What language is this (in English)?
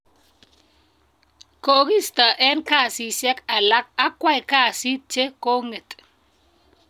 Kalenjin